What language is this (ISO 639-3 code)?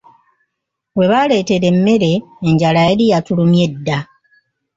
lug